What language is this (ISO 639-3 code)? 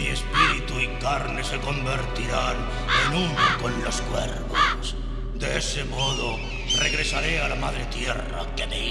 spa